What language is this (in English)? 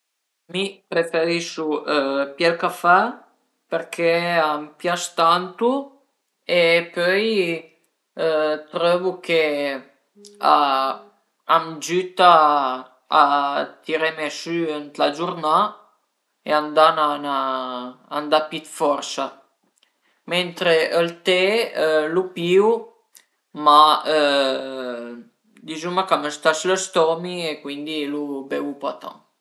Piedmontese